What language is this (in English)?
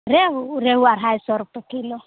Maithili